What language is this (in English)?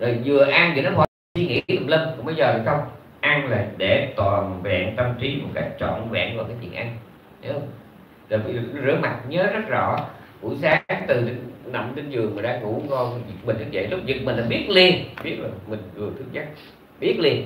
Vietnamese